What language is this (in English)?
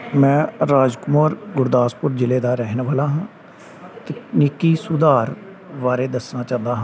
Punjabi